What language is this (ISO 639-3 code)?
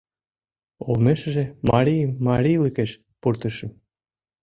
chm